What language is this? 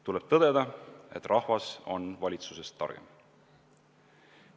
Estonian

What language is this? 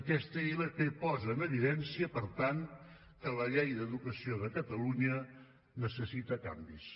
Catalan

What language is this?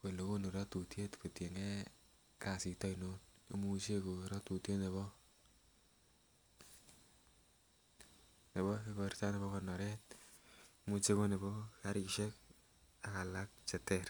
Kalenjin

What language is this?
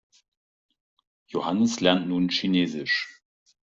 German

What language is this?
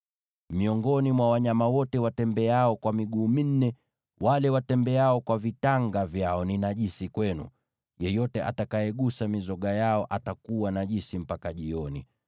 Swahili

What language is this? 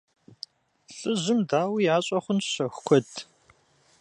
Kabardian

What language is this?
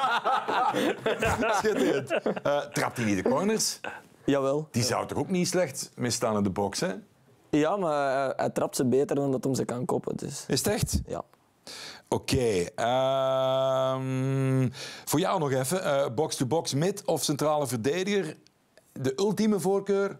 Dutch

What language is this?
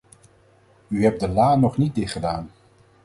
Dutch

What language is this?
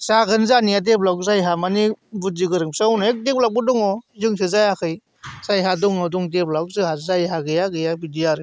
Bodo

